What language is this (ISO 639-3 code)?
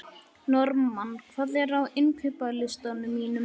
isl